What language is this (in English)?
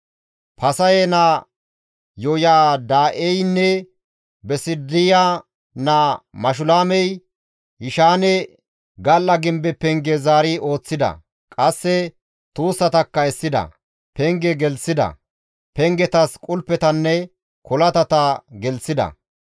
Gamo